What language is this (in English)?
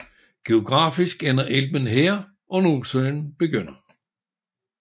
Danish